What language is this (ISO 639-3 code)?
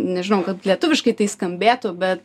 lit